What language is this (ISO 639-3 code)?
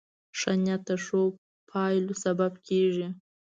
pus